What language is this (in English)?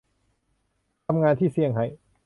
Thai